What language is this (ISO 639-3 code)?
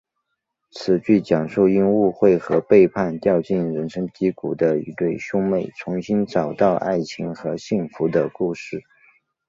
zho